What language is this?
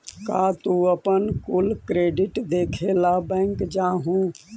Magahi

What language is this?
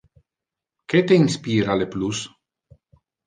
Interlingua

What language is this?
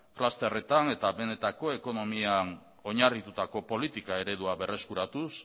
Basque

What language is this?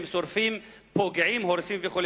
Hebrew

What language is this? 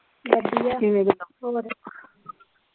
Punjabi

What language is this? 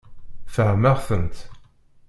Kabyle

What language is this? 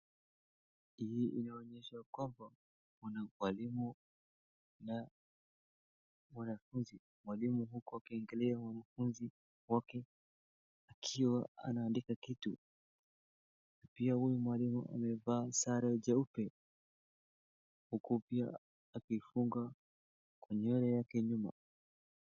Swahili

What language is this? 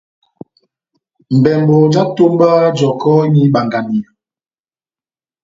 Batanga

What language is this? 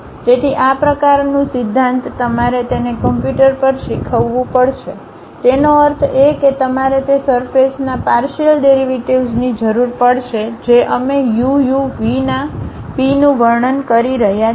Gujarati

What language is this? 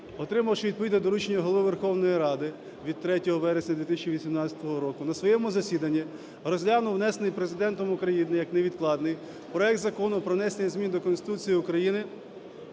Ukrainian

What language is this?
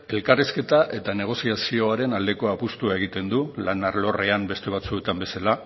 Basque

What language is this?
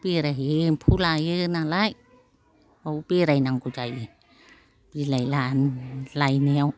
Bodo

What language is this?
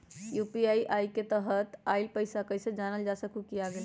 Magahi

